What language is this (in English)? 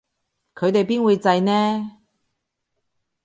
Cantonese